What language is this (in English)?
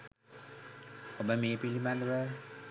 Sinhala